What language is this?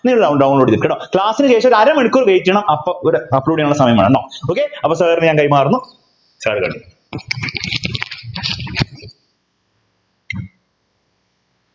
Malayalam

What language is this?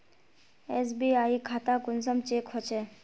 Magahi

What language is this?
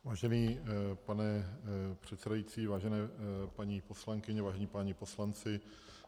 Czech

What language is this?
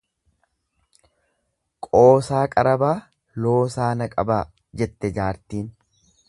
Oromo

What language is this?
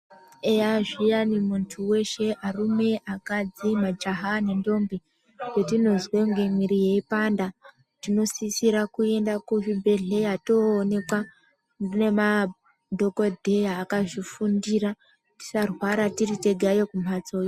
Ndau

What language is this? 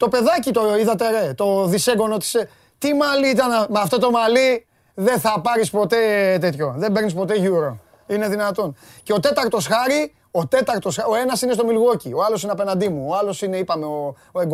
Greek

